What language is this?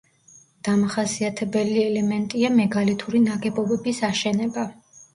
Georgian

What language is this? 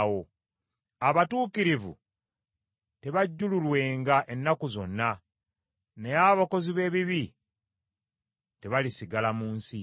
Ganda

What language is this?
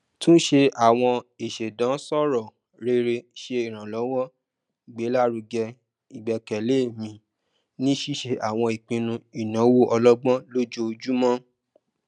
Yoruba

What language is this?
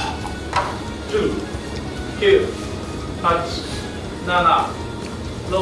Japanese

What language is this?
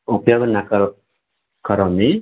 Sanskrit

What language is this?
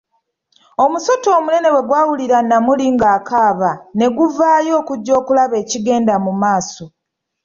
Ganda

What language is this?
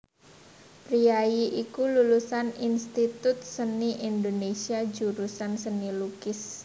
Javanese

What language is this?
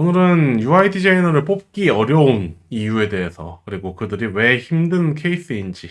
Korean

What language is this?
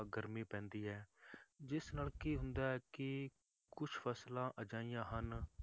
Punjabi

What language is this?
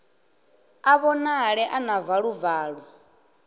Venda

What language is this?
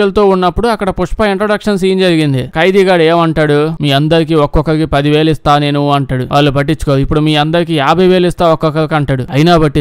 Telugu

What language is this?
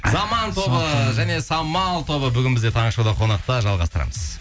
Kazakh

